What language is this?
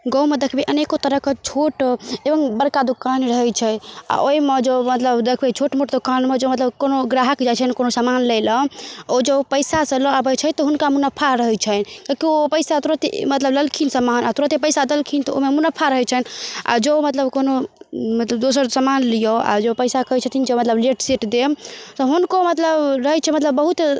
Maithili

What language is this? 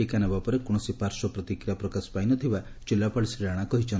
Odia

